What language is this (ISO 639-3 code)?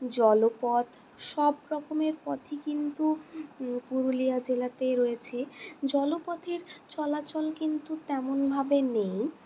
ben